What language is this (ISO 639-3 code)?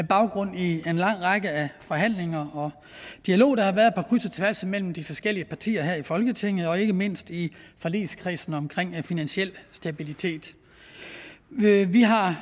dan